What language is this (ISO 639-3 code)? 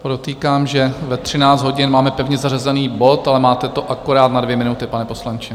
ces